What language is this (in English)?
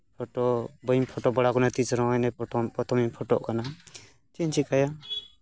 Santali